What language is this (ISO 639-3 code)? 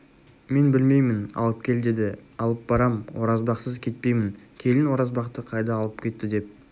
kaz